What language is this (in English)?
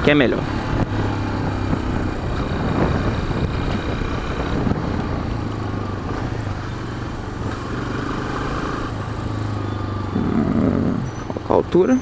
Portuguese